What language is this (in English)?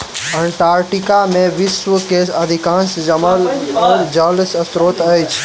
Maithili